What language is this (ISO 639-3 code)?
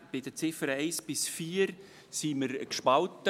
gsw